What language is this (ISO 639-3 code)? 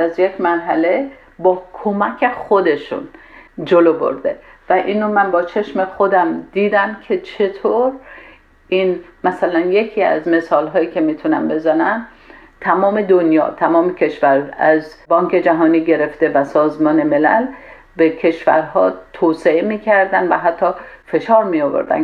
fas